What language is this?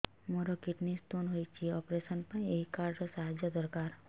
Odia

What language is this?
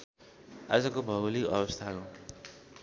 Nepali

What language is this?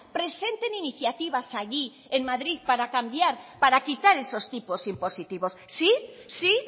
Spanish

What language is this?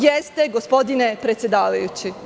Serbian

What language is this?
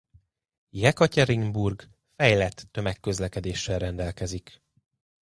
Hungarian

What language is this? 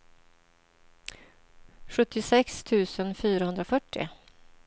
Swedish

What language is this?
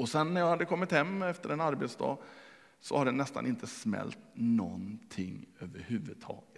Swedish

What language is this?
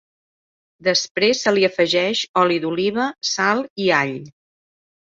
Catalan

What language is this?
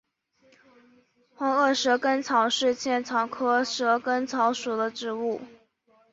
Chinese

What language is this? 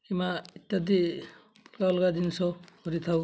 Odia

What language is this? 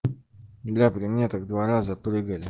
Russian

